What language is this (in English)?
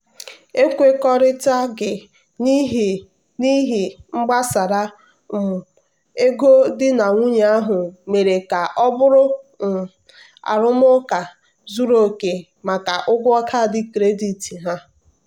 Igbo